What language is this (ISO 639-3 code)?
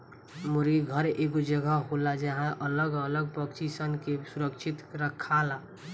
bho